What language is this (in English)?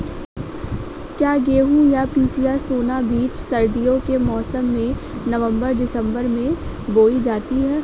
Hindi